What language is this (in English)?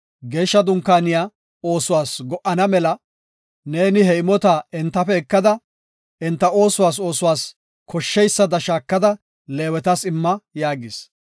Gofa